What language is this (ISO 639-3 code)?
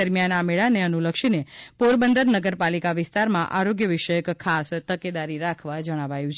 guj